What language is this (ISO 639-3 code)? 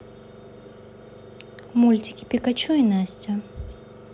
rus